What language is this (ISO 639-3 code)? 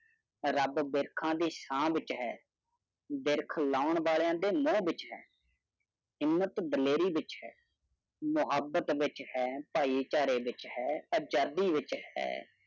pan